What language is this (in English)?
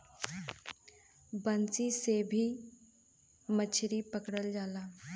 Bhojpuri